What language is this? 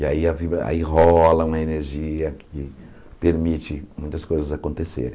Portuguese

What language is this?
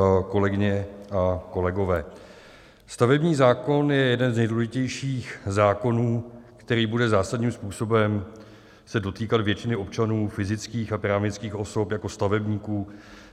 Czech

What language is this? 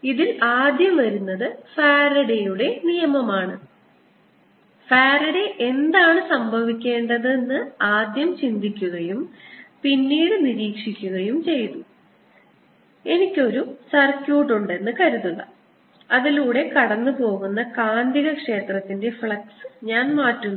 Malayalam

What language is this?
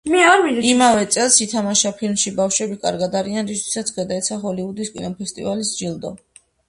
Georgian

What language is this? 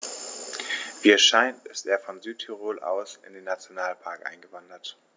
German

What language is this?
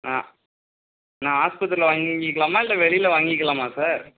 Tamil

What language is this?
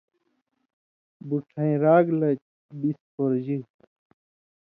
Indus Kohistani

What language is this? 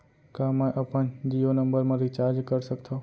Chhattisgarhi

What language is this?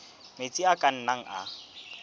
Southern Sotho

